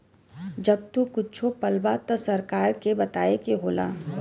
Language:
Bhojpuri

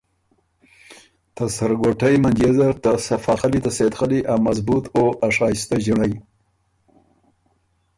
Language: Ormuri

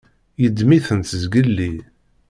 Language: Kabyle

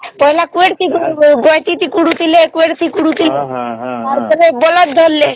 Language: Odia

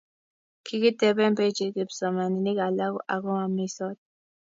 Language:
Kalenjin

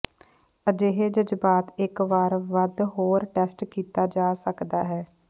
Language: Punjabi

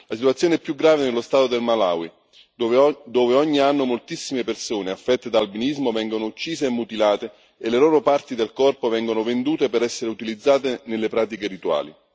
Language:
Italian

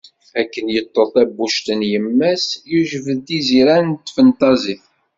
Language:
Kabyle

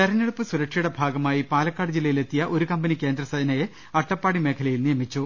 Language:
Malayalam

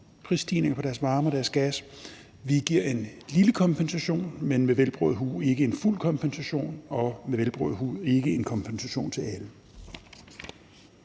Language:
Danish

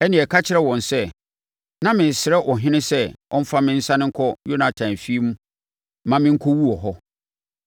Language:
Akan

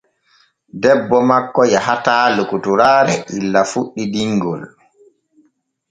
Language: Borgu Fulfulde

